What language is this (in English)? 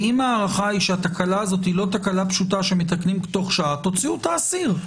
Hebrew